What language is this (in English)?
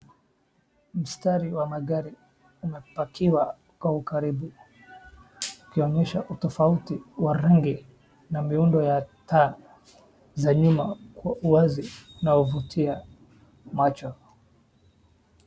Swahili